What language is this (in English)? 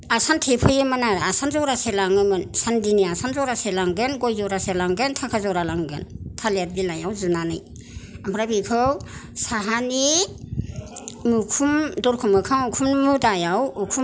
Bodo